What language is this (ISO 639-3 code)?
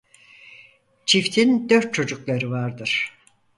tur